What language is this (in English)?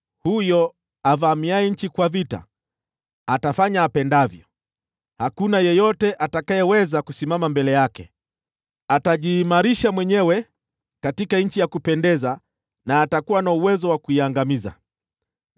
Swahili